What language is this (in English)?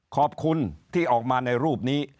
Thai